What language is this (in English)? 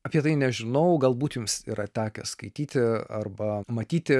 Lithuanian